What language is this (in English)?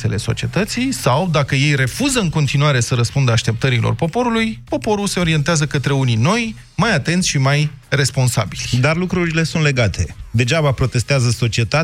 Romanian